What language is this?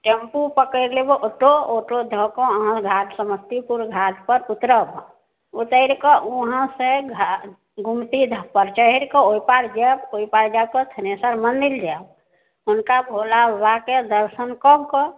Maithili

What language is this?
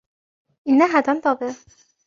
Arabic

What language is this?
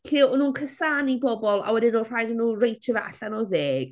Welsh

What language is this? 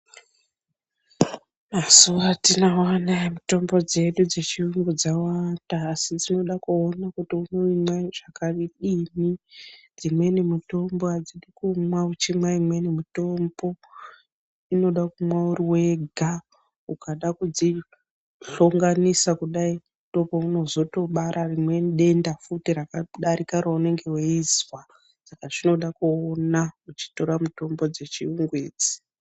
Ndau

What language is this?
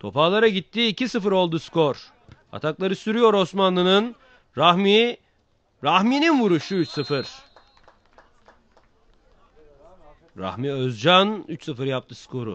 Turkish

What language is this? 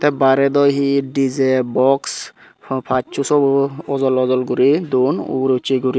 Chakma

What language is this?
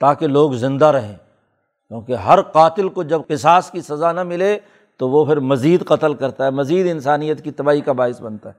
Urdu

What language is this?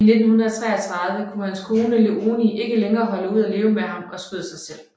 Danish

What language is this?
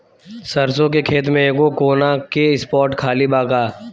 Bhojpuri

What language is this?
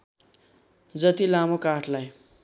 Nepali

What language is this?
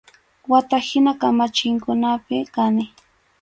Arequipa-La Unión Quechua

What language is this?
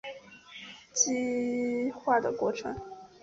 Chinese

